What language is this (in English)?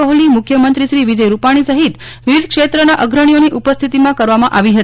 Gujarati